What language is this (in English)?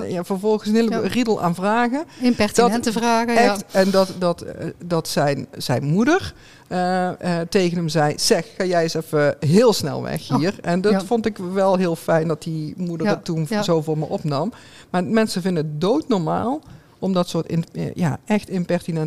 Dutch